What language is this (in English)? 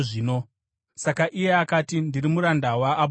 Shona